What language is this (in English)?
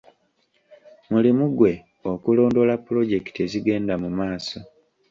Ganda